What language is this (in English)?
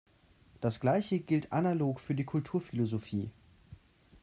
German